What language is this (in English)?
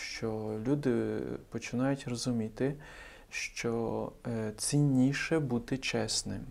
Ukrainian